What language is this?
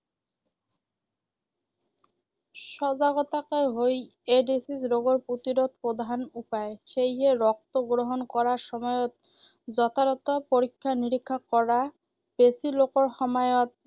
Assamese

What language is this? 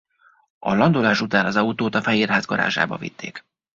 Hungarian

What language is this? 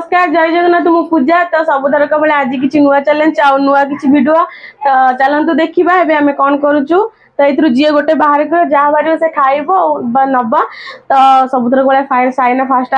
Odia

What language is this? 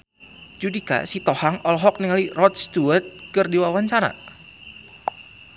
Sundanese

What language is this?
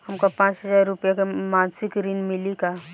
Bhojpuri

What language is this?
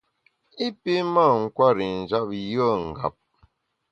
Bamun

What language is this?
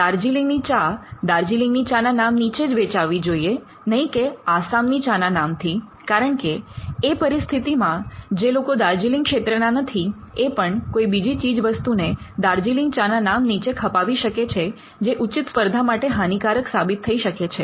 Gujarati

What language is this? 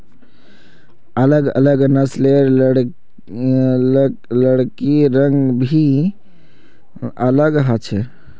Magahi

